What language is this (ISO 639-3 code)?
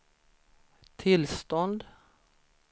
swe